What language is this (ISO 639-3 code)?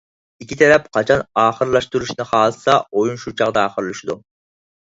uig